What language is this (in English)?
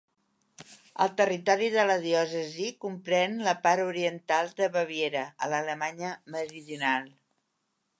Catalan